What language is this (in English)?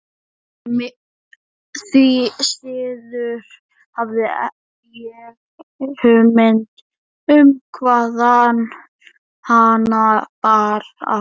Icelandic